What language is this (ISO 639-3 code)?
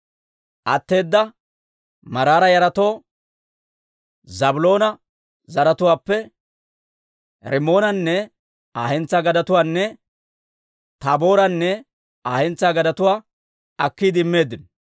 dwr